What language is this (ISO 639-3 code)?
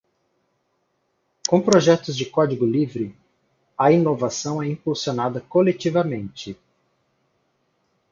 por